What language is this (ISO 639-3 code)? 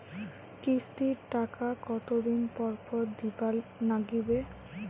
ben